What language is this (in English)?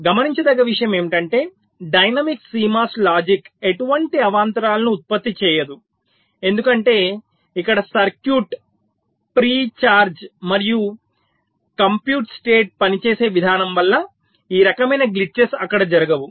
Telugu